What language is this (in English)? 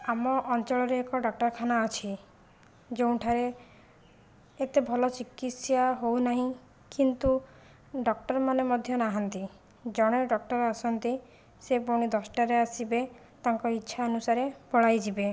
Odia